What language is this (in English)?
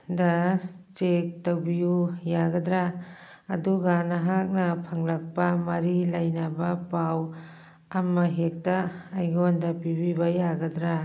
Manipuri